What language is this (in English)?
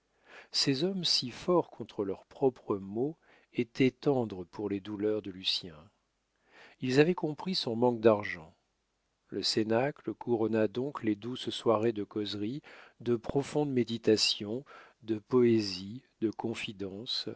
French